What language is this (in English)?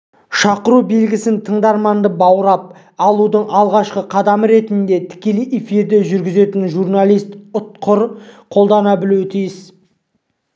Kazakh